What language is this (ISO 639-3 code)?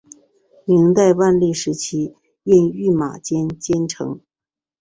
zho